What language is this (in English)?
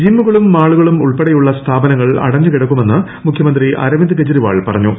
Malayalam